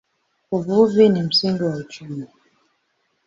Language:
Swahili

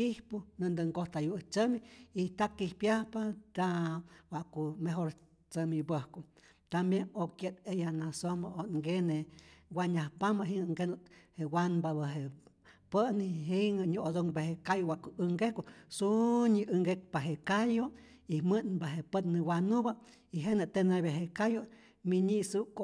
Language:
Rayón Zoque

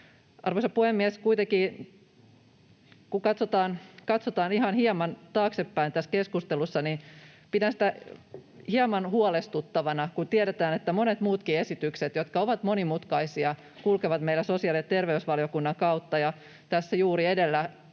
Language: Finnish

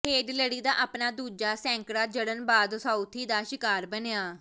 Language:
Punjabi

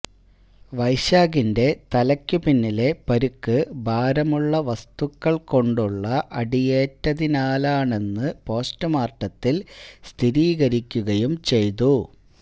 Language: Malayalam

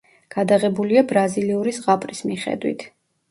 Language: Georgian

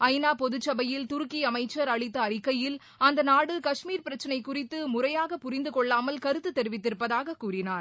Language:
Tamil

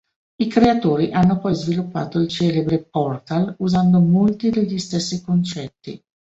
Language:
Italian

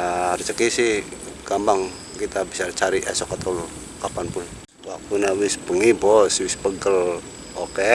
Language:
Indonesian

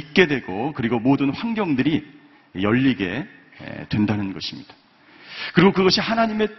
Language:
Korean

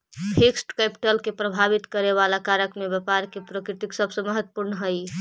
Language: Magahi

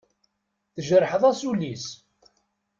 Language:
Kabyle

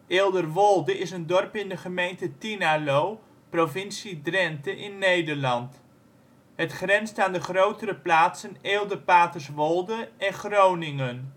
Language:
Dutch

